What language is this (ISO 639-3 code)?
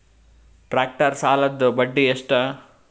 kan